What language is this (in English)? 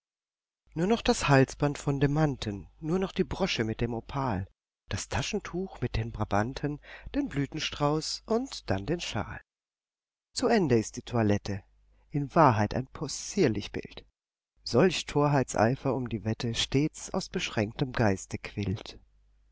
German